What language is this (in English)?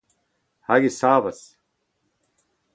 Breton